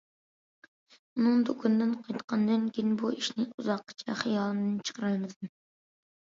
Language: Uyghur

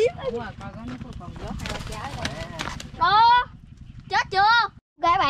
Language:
Vietnamese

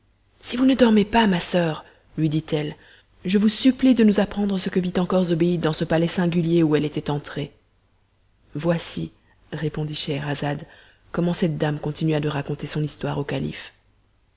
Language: French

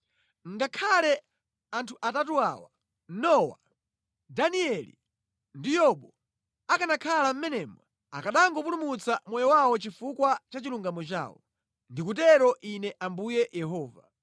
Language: Nyanja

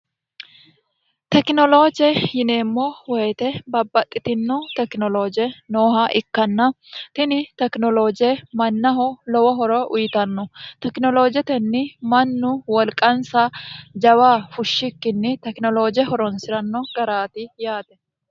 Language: Sidamo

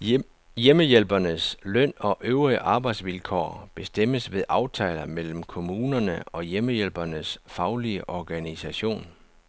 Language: Danish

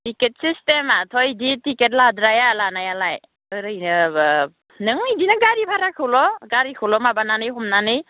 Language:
Bodo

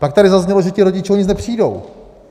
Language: Czech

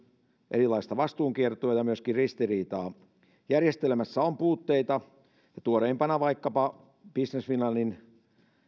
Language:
Finnish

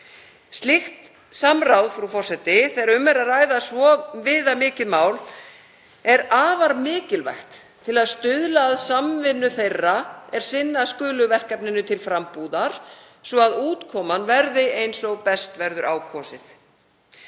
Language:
Icelandic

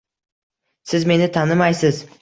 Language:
Uzbek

